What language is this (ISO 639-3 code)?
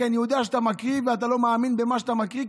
heb